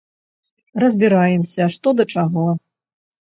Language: Belarusian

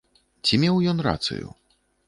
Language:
Belarusian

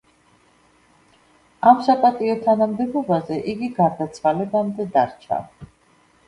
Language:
Georgian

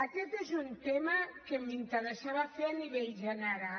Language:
Catalan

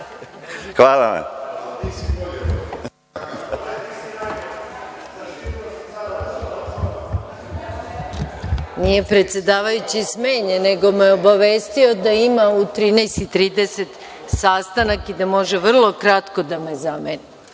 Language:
Serbian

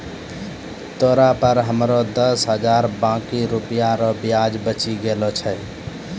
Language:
Maithili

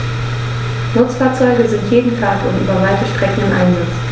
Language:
German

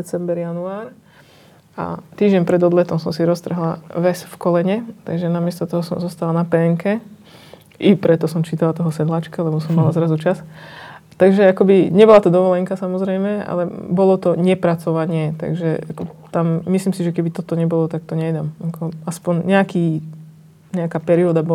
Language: Slovak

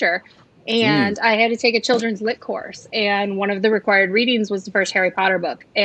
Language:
English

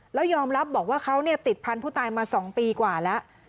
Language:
Thai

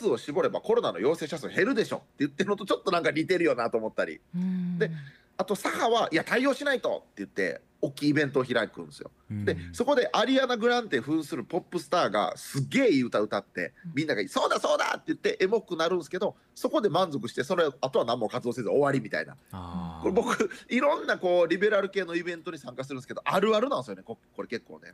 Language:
Japanese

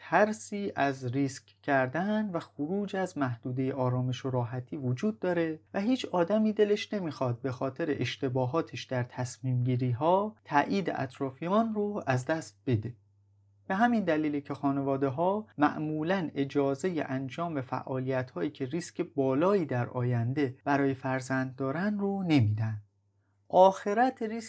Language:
Persian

